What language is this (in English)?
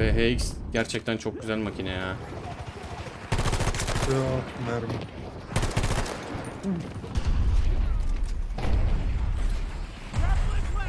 Turkish